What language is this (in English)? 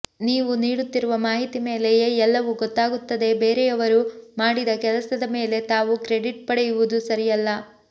Kannada